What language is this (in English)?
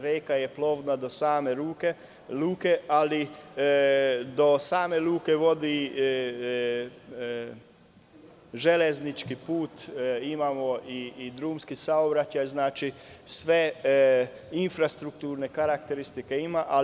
Serbian